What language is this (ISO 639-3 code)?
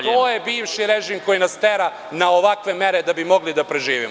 srp